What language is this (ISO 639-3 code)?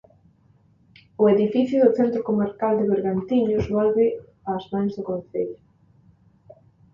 glg